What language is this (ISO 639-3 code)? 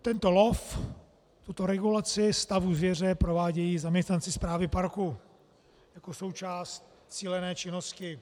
ces